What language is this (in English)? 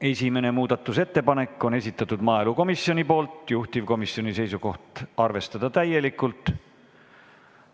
Estonian